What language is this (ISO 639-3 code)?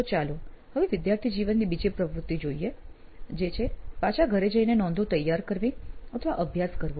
guj